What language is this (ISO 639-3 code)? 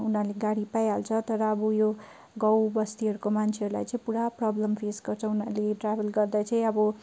nep